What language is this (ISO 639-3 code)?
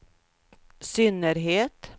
swe